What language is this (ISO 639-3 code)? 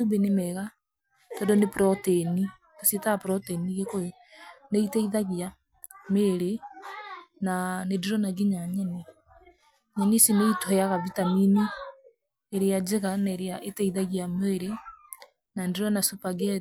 kik